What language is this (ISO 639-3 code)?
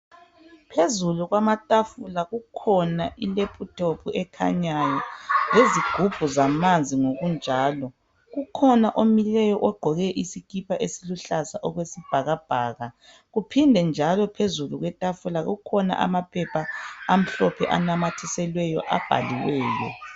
nde